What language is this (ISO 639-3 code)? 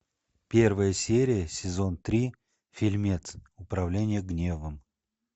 rus